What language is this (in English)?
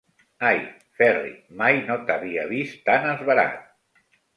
Catalan